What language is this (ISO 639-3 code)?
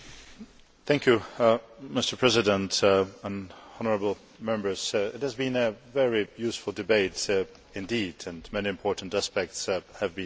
eng